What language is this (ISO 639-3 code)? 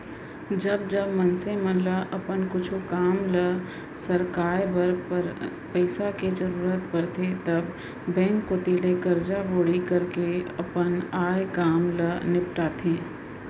hne